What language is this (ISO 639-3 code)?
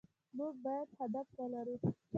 pus